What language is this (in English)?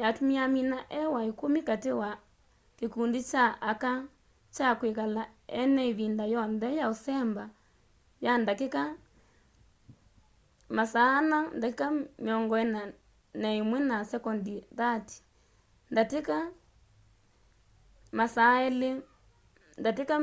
Kamba